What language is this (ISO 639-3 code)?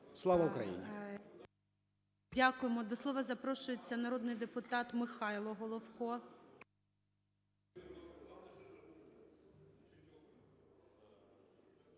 ukr